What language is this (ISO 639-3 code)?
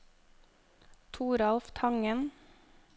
nor